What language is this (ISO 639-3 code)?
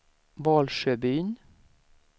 swe